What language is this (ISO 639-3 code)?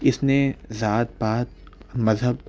urd